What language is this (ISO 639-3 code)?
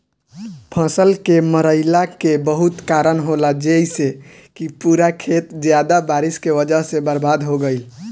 bho